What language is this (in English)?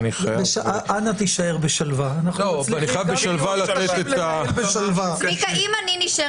Hebrew